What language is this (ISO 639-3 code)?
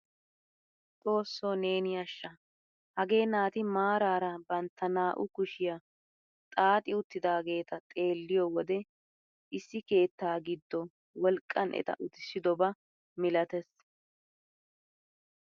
wal